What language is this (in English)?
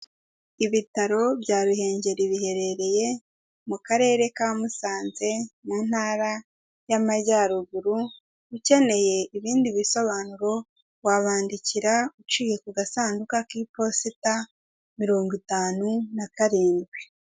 Kinyarwanda